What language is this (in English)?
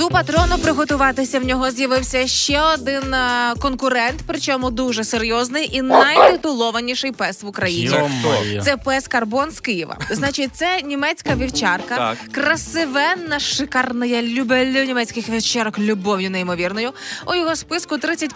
Ukrainian